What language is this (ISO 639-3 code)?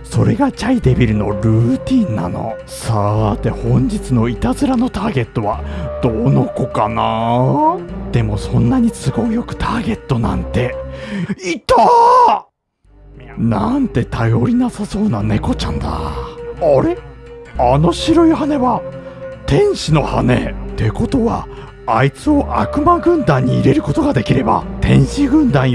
jpn